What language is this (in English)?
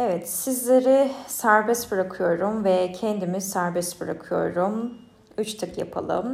Turkish